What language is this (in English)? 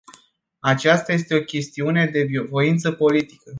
Romanian